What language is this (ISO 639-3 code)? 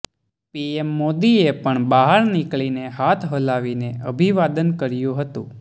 guj